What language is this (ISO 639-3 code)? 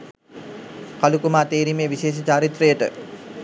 sin